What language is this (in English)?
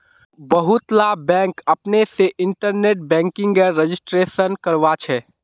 Magahi